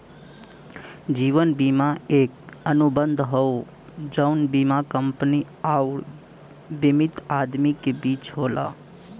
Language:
Bhojpuri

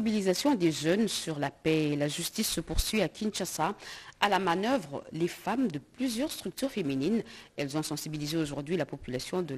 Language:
French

